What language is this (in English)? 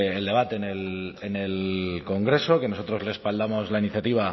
Spanish